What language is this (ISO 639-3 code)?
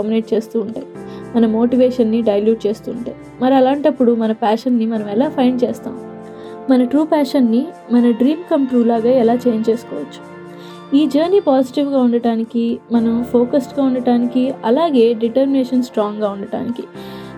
tel